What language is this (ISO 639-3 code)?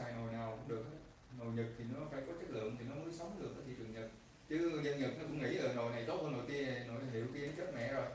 vie